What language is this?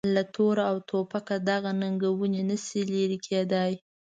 Pashto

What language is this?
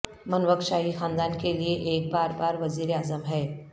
Urdu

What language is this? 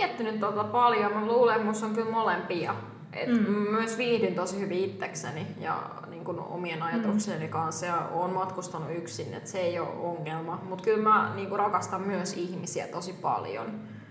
Finnish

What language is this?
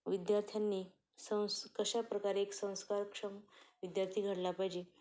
Marathi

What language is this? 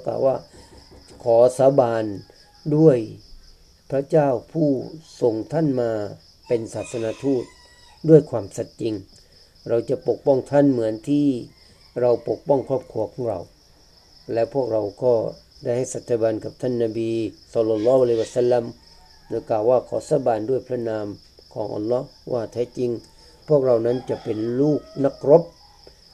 Thai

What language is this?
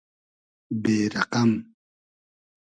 Hazaragi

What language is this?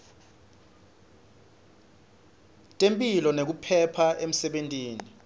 Swati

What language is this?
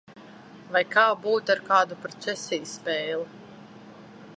Latvian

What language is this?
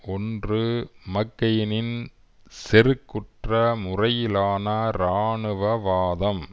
Tamil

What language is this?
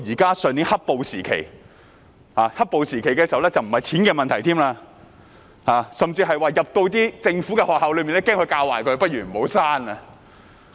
Cantonese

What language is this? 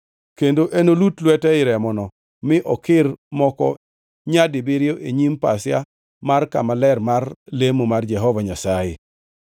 Luo (Kenya and Tanzania)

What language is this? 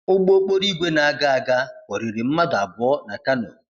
Igbo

